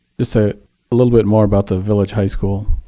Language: English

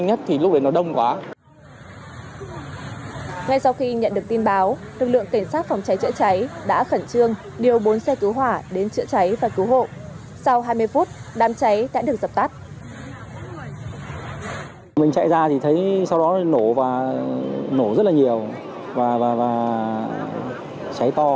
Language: Vietnamese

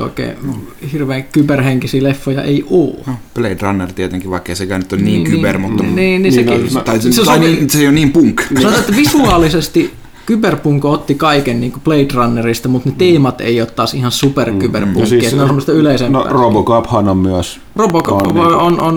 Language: Finnish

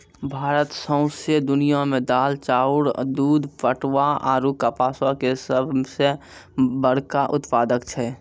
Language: Maithili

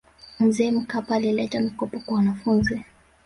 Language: Swahili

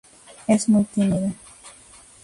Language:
Spanish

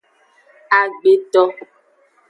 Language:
Aja (Benin)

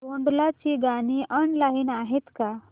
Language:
Marathi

